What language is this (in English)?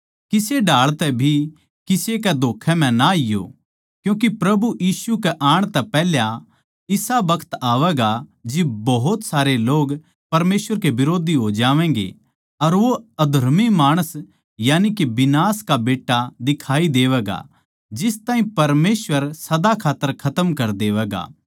Haryanvi